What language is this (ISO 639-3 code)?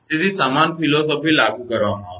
guj